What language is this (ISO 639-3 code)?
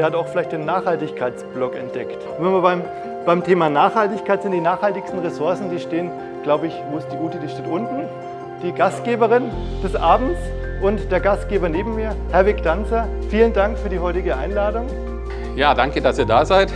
deu